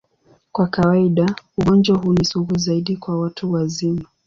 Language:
Swahili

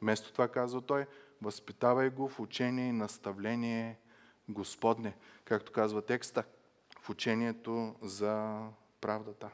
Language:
Bulgarian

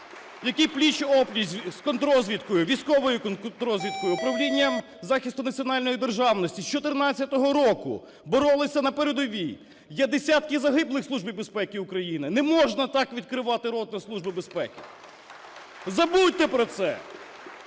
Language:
Ukrainian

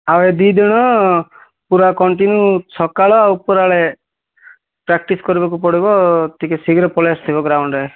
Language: Odia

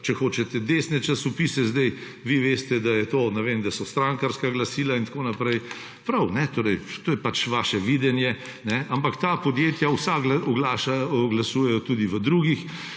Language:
Slovenian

